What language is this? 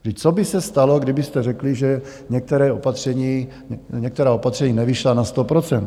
Czech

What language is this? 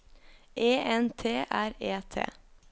Norwegian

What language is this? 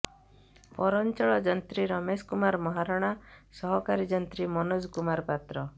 Odia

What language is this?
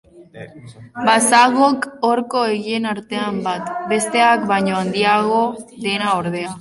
Basque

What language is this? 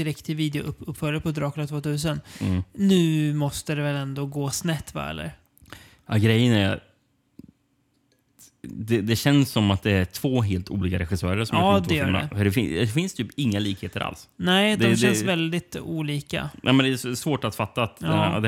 Swedish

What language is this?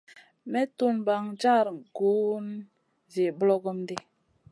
Masana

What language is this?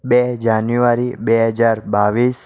Gujarati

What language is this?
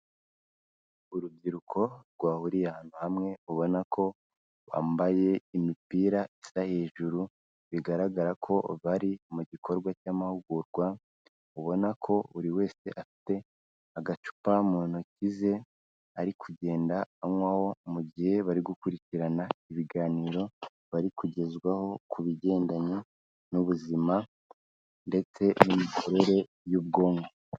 Kinyarwanda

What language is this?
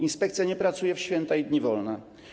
Polish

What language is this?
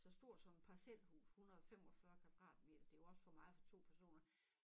Danish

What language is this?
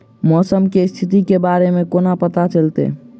Maithili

